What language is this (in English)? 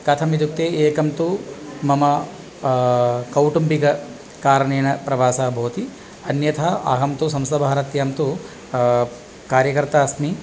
Sanskrit